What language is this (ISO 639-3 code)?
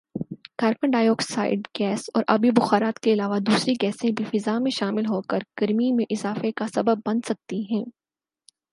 urd